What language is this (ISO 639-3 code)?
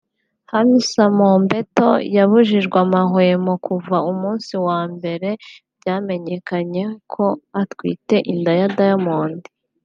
kin